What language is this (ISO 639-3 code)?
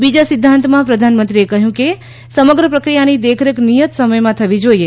guj